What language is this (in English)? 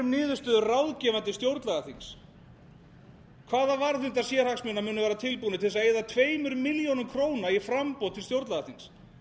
Icelandic